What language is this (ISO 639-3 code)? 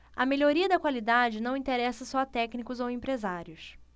por